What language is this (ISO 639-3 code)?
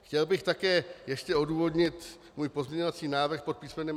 ces